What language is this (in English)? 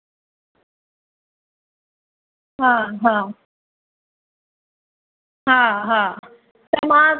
Sindhi